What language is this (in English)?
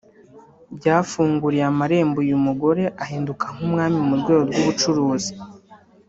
Kinyarwanda